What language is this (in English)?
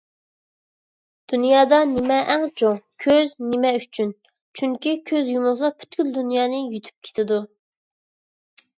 Uyghur